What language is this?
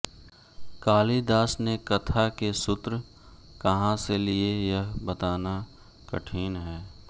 Hindi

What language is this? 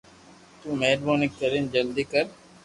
Loarki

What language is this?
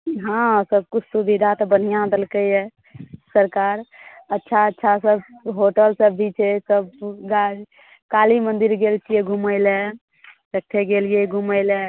Maithili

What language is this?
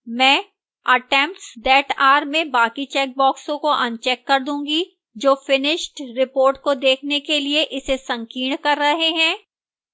Hindi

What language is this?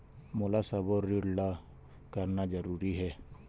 Chhattisgarhi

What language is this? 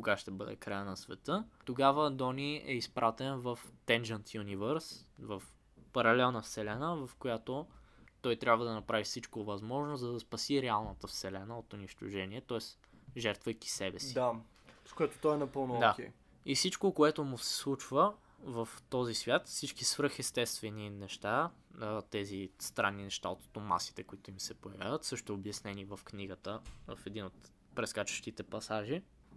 Bulgarian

